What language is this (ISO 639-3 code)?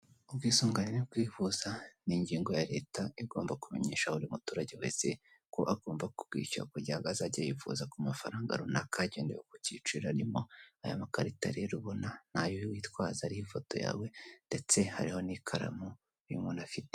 kin